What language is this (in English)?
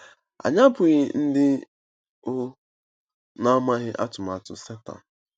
Igbo